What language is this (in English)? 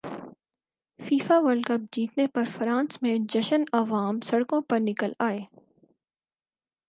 Urdu